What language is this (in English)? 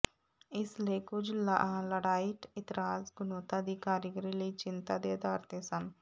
Punjabi